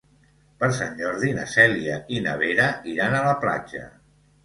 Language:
Catalan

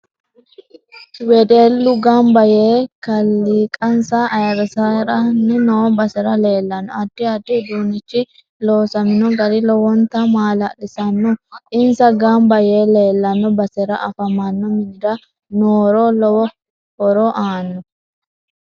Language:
Sidamo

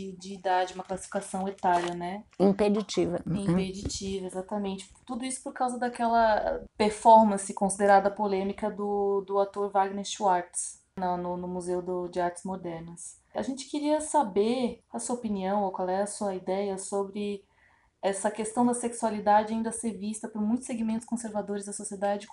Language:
Portuguese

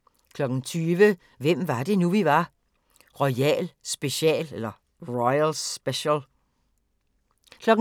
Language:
Danish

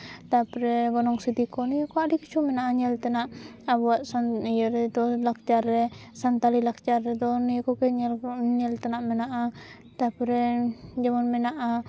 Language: Santali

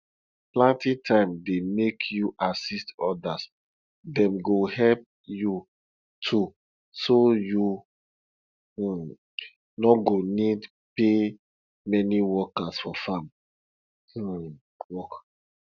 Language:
Nigerian Pidgin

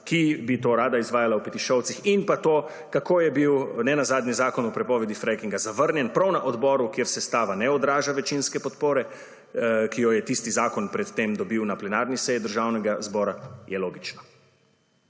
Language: Slovenian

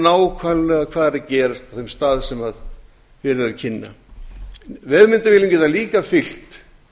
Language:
Icelandic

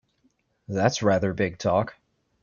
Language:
English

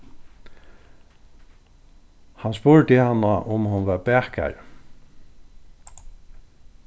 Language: Faroese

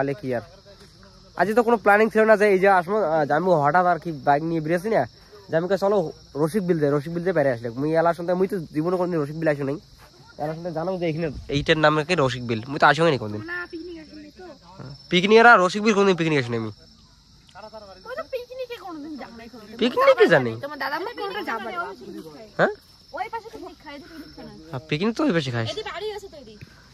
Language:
Bangla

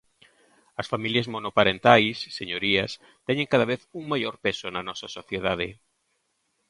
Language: Galician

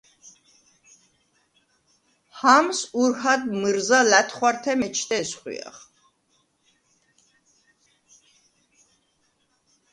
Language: Svan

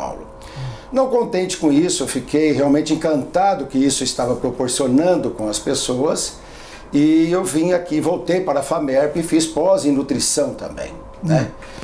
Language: Portuguese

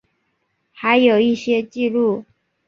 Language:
Chinese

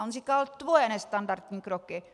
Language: Czech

